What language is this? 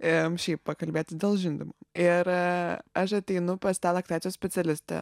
Lithuanian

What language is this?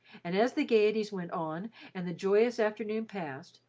English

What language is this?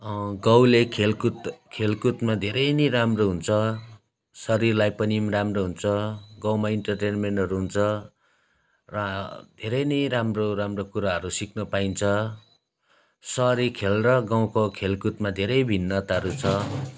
Nepali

